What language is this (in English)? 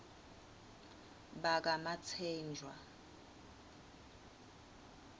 Swati